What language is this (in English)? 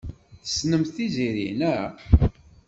Kabyle